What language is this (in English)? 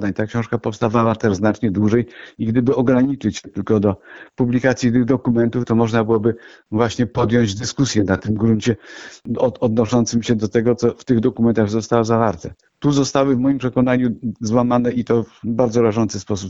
Polish